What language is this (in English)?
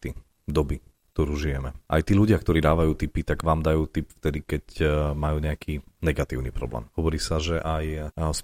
Slovak